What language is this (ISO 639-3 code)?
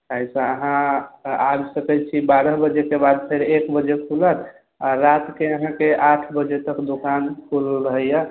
mai